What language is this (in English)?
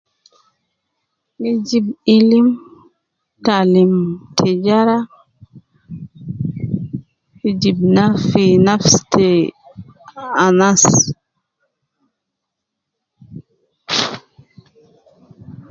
Nubi